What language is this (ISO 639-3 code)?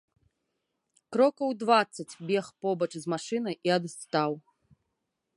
bel